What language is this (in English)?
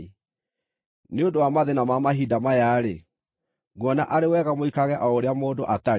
Kikuyu